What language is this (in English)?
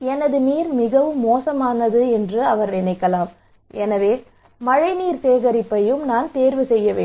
Tamil